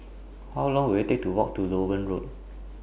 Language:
English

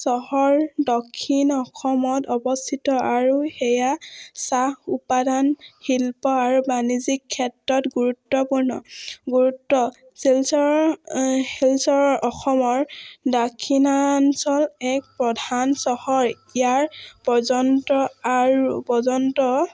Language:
Assamese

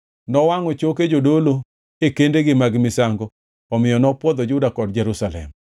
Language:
Luo (Kenya and Tanzania)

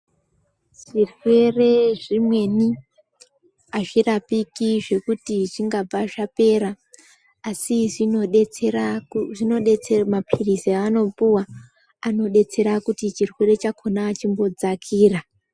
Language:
Ndau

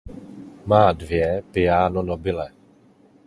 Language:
Czech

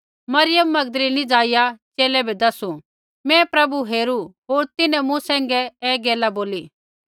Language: Kullu Pahari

